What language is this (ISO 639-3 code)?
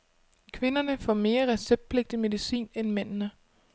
dan